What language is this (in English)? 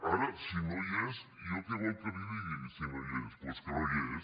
Catalan